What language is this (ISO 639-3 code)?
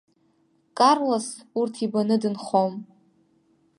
abk